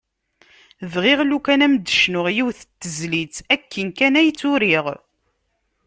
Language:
Kabyle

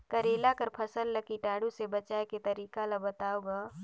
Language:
Chhattisgarhi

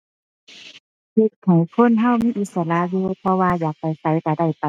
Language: Thai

